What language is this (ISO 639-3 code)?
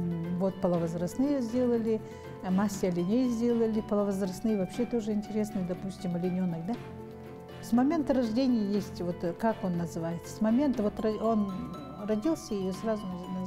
rus